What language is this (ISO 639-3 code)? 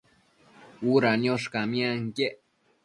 mcf